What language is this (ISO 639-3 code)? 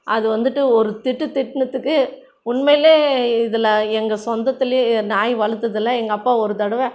tam